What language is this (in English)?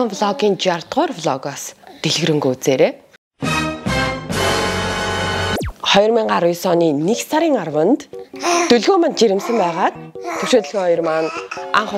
German